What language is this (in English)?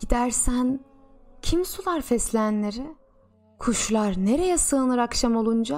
Turkish